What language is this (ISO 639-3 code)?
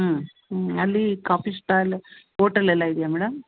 kan